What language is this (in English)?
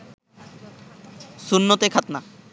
Bangla